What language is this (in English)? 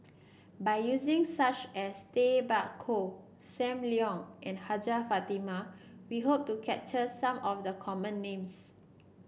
English